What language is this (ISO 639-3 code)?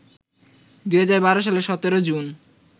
ben